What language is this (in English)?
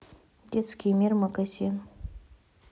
Russian